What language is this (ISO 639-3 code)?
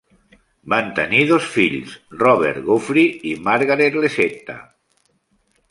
cat